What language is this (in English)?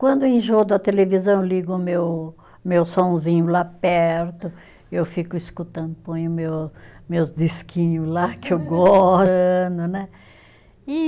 Portuguese